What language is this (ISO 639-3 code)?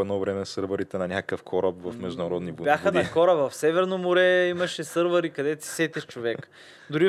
bul